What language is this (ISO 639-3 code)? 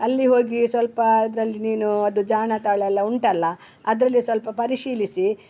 kan